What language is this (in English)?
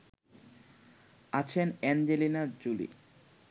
Bangla